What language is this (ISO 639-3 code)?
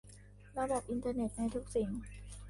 tha